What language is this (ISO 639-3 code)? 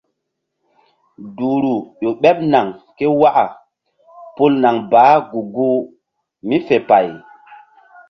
mdd